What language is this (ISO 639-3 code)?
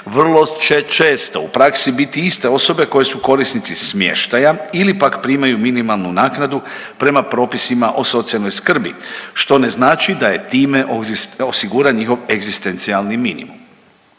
hrv